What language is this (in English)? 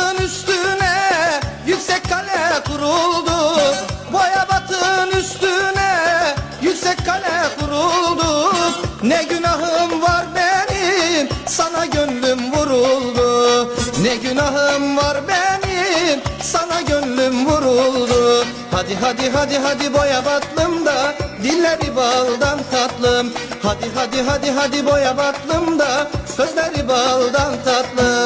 Turkish